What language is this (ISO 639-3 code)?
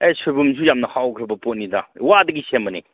mni